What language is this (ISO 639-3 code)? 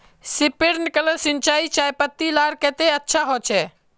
mag